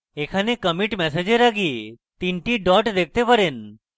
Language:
Bangla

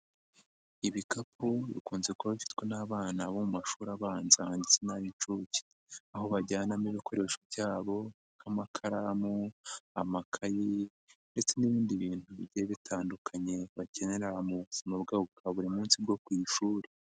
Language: Kinyarwanda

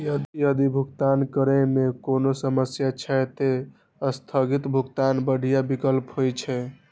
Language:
Maithili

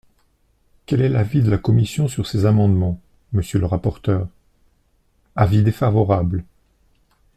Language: French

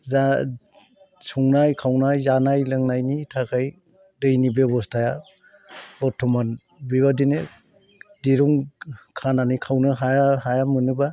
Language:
Bodo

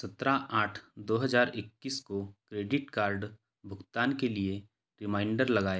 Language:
Hindi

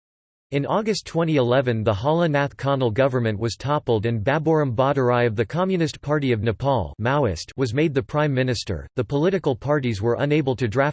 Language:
English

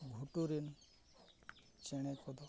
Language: Santali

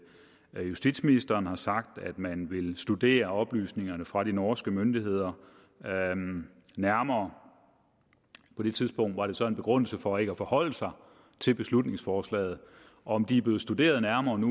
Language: Danish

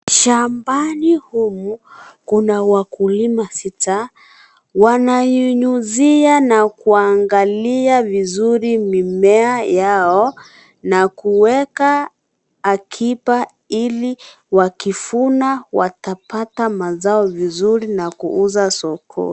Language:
Swahili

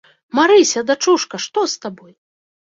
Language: Belarusian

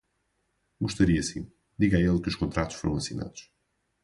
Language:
Portuguese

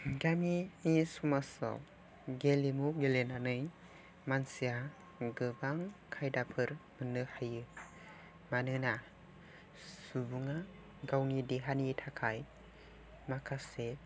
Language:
Bodo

